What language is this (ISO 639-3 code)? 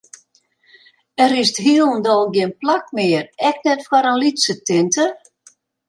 fry